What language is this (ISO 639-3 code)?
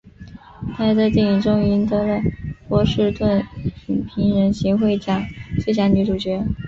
zho